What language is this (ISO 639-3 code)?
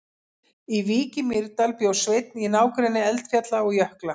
isl